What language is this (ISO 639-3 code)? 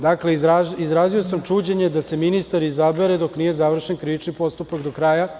srp